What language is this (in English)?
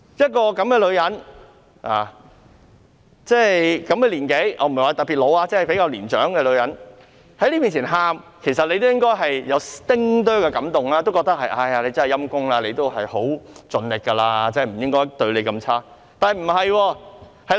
Cantonese